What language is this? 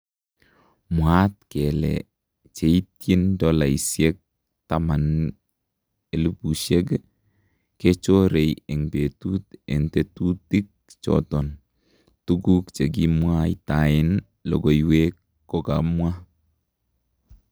Kalenjin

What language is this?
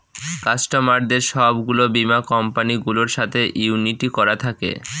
Bangla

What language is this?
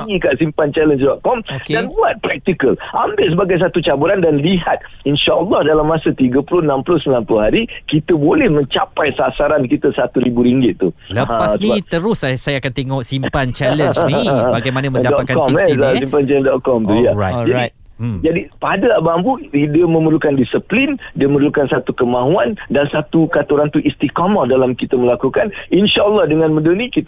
Malay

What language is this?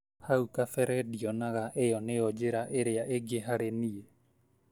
Kikuyu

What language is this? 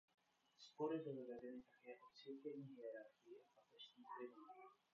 Czech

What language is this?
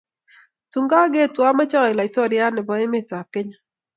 Kalenjin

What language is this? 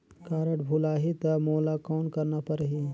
Chhattisgarhi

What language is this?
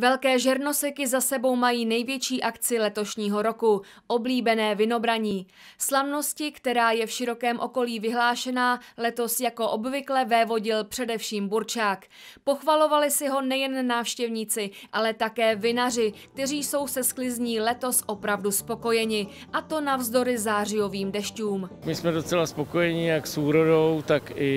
Czech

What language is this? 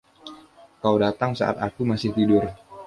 Indonesian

